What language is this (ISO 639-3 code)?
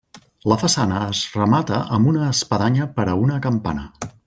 cat